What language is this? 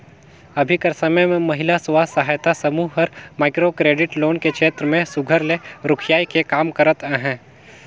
Chhattisgarhi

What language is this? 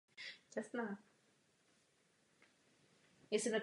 Czech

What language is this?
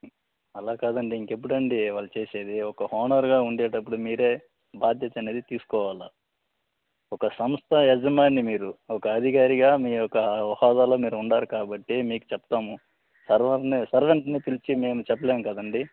Telugu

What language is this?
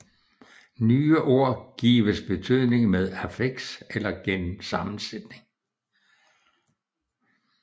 Danish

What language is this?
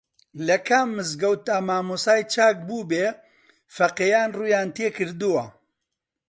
Central Kurdish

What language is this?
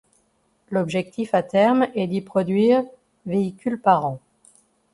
French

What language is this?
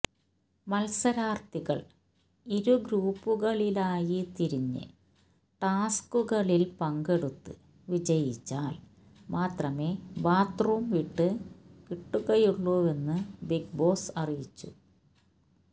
Malayalam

